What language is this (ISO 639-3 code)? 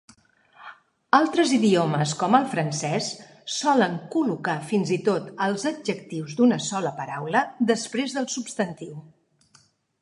cat